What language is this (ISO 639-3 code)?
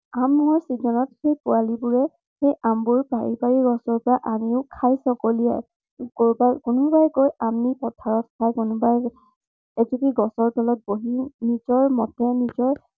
asm